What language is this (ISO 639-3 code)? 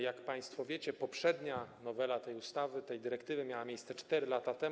pol